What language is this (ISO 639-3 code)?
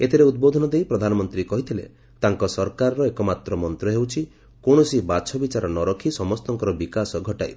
ori